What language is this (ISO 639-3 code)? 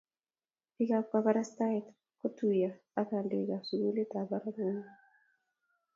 kln